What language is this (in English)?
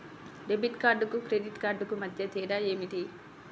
Telugu